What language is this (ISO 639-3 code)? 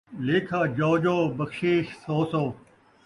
skr